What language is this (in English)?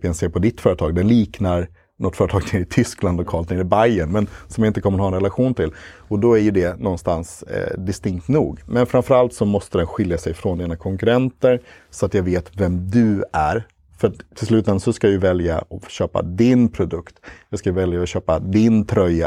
Swedish